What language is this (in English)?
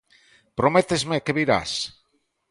Galician